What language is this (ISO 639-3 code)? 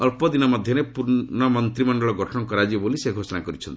ori